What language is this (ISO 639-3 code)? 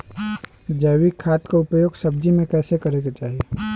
bho